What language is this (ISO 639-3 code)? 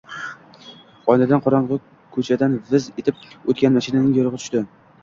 uzb